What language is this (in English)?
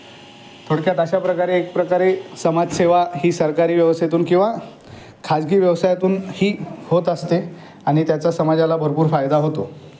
Marathi